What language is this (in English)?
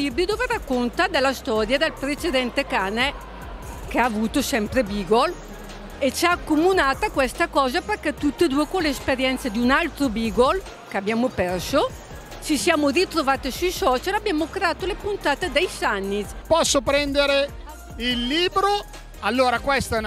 Italian